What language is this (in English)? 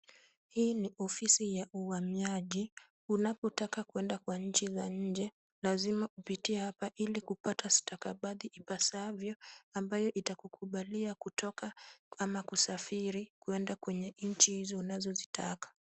Swahili